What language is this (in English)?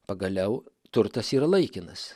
Lithuanian